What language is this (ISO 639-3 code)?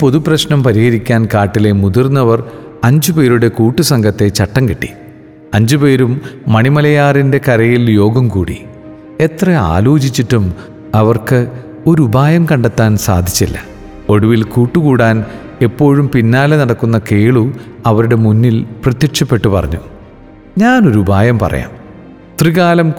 mal